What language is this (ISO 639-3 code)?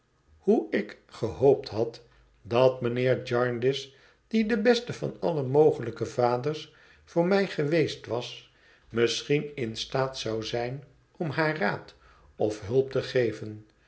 nld